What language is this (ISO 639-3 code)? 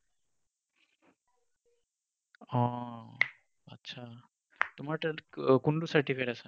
asm